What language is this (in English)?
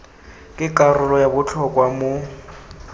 Tswana